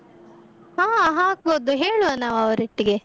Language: Kannada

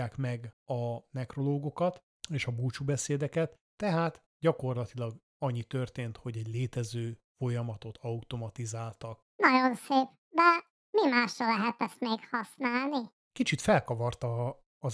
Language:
Hungarian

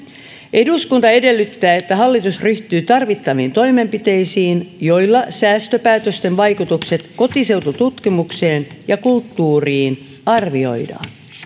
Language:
Finnish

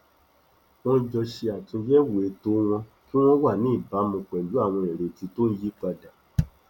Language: Yoruba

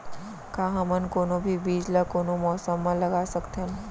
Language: Chhattisgarhi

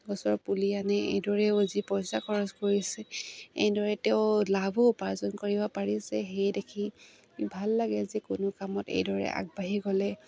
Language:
Assamese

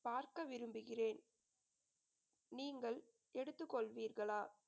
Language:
Tamil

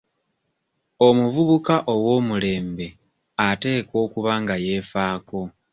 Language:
Ganda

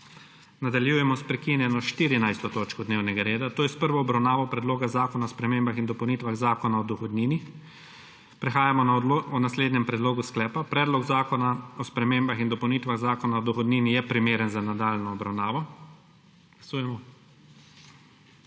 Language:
Slovenian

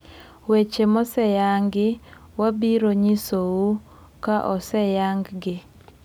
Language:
Luo (Kenya and Tanzania)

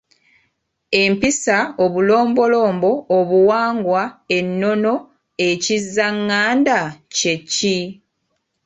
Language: Ganda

